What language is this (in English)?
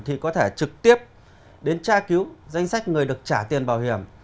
Vietnamese